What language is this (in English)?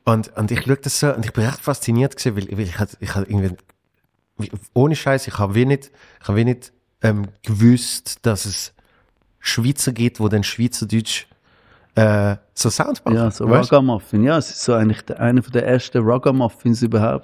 German